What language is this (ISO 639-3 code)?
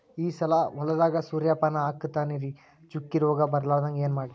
kan